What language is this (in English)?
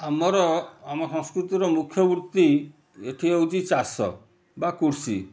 Odia